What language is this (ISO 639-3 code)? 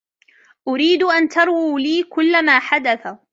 ara